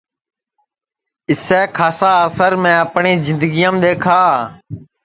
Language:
Sansi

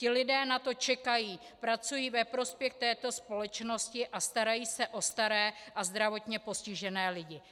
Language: Czech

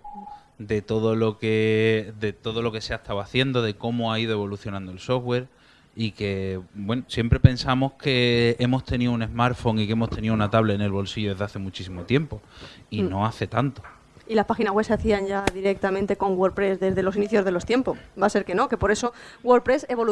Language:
Spanish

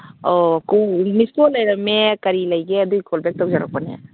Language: Manipuri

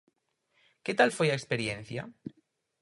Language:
Galician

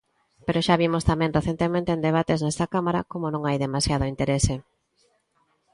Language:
Galician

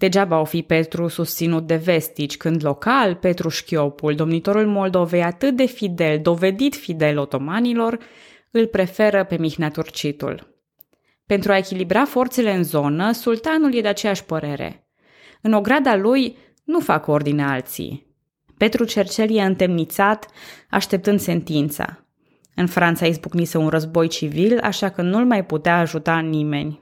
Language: Romanian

